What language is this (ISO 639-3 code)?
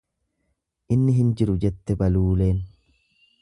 orm